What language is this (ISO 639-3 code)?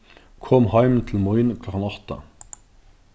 fao